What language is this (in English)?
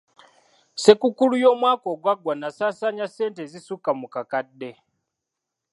Ganda